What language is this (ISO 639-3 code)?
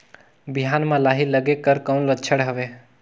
hne